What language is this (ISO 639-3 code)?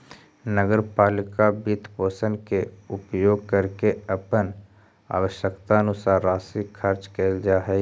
mag